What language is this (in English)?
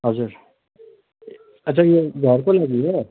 Nepali